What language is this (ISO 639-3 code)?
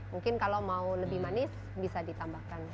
ind